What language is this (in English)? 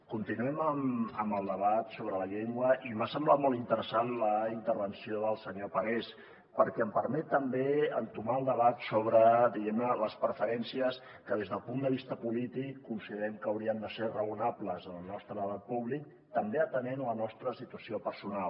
Catalan